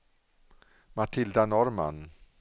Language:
Swedish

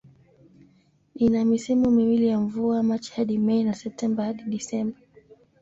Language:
Swahili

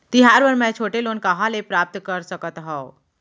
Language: Chhattisgarhi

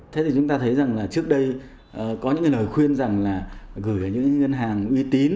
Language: Vietnamese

